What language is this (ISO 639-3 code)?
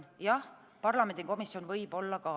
est